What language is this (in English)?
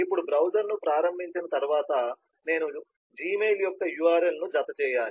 Telugu